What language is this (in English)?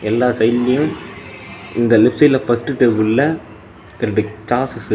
Tamil